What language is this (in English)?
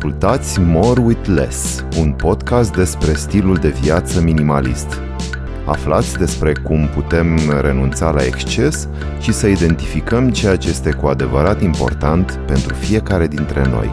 Romanian